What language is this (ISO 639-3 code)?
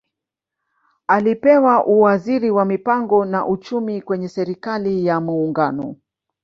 swa